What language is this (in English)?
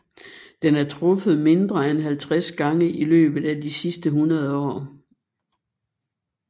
Danish